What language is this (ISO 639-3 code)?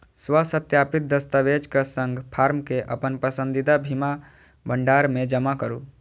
mai